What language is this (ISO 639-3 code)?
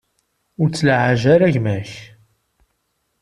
kab